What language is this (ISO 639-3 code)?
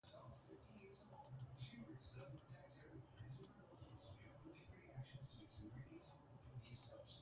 eng